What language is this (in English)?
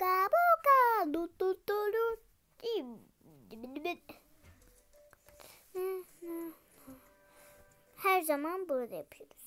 Turkish